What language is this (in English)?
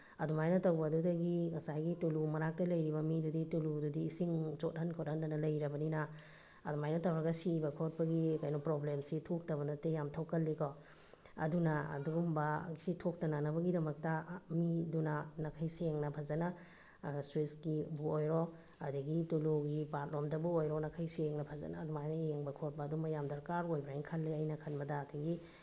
Manipuri